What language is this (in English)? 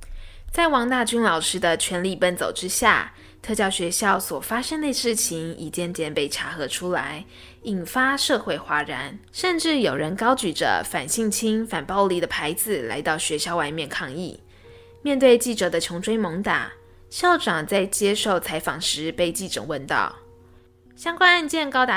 Chinese